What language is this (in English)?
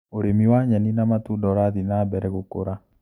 Kikuyu